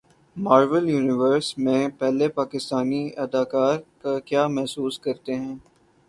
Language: Urdu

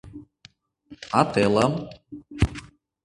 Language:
Mari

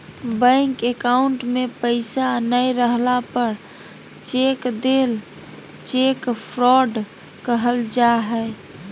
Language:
Magahi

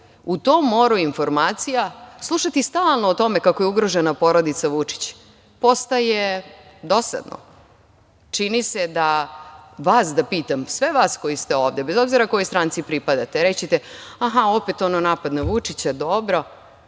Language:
Serbian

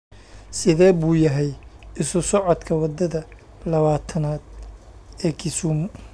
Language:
Somali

